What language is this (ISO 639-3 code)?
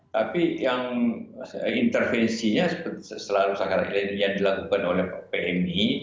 ind